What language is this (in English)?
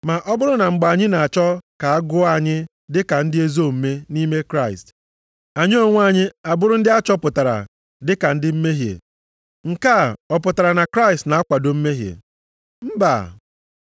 Igbo